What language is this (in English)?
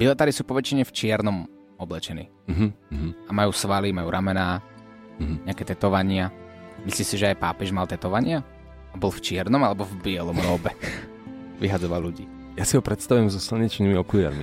Slovak